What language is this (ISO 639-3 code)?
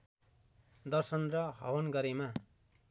nep